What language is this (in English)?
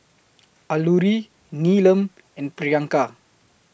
English